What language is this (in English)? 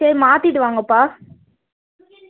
Tamil